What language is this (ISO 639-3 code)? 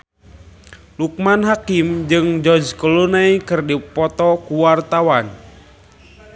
sun